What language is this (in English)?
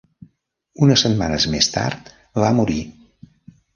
Catalan